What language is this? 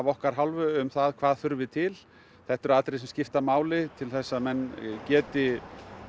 Icelandic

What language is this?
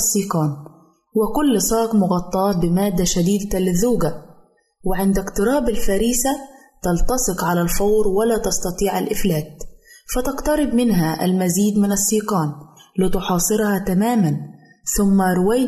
Arabic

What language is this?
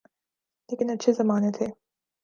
Urdu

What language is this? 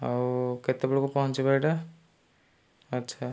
Odia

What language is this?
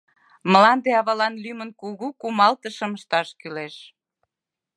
Mari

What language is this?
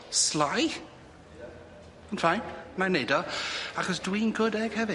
Welsh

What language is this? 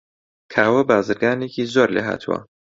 Central Kurdish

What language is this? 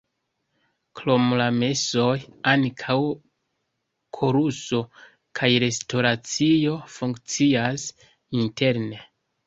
Esperanto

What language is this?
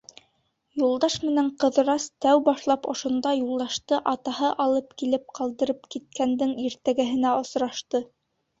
Bashkir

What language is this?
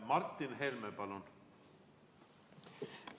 Estonian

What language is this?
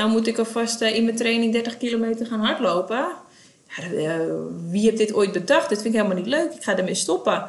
Dutch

